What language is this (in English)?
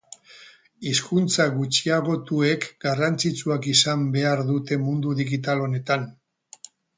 Basque